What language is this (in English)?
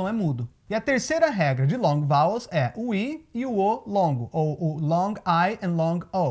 Portuguese